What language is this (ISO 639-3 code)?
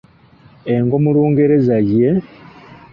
lug